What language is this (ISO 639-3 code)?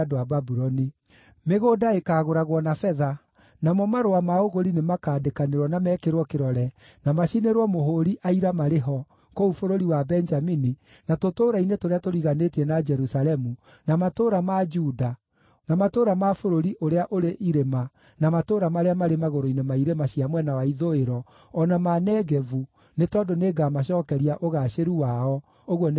kik